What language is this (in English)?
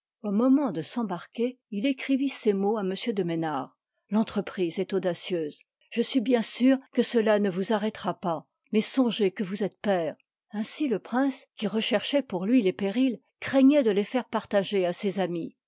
French